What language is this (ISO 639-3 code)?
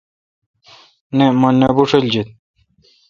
xka